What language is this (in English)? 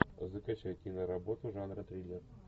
Russian